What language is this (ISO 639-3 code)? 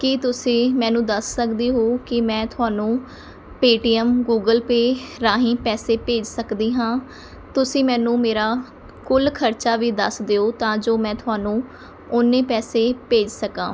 pan